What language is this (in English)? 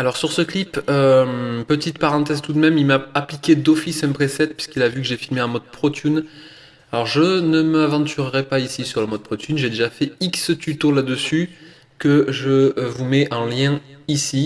French